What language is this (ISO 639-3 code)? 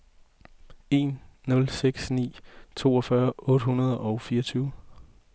dan